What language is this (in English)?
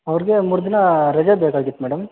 Kannada